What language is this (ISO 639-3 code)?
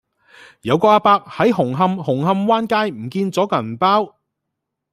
yue